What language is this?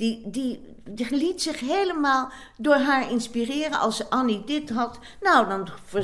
Dutch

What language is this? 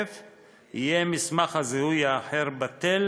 Hebrew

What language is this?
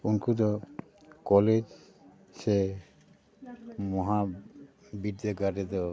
Santali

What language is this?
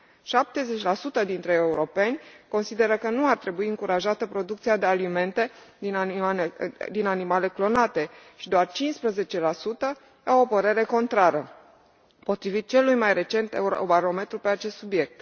Romanian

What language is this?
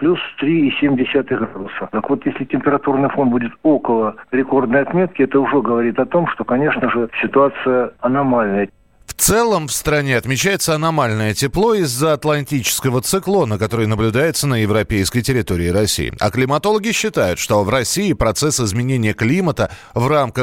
Russian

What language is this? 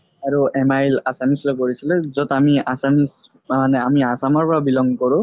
Assamese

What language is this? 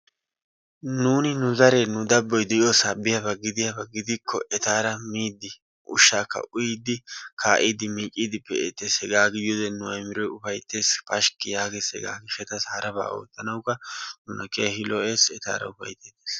Wolaytta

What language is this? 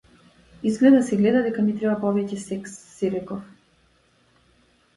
Macedonian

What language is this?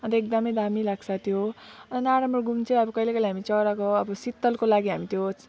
Nepali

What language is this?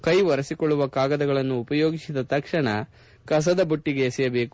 Kannada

